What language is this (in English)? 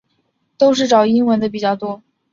Chinese